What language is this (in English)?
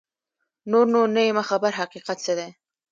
Pashto